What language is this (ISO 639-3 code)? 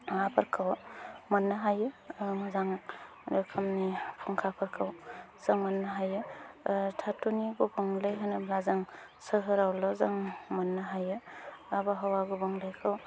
brx